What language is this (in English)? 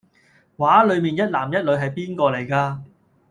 Cantonese